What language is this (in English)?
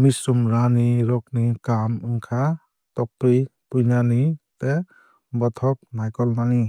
Kok Borok